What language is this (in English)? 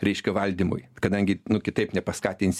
Lithuanian